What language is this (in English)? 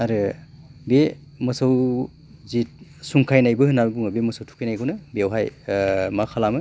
Bodo